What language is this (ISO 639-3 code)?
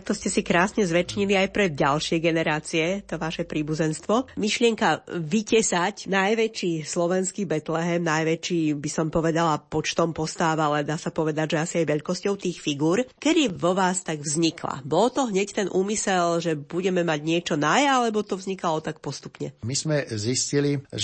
slk